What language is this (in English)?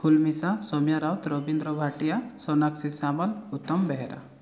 Odia